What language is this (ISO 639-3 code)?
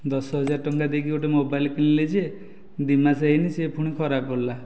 ori